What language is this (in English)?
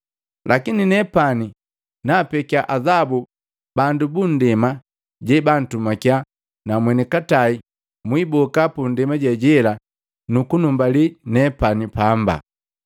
Matengo